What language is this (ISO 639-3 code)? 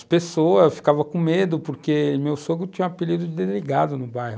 por